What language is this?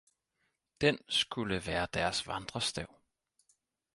Danish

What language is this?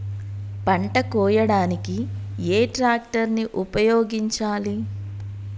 Telugu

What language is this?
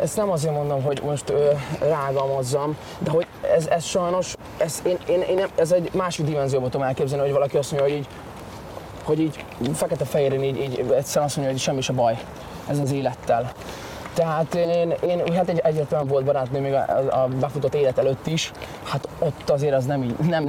Hungarian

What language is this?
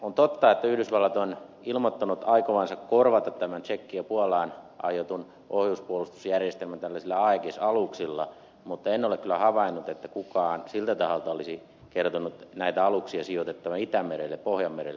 Finnish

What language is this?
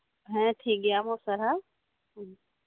Santali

